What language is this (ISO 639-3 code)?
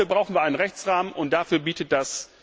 deu